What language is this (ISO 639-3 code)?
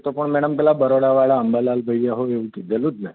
guj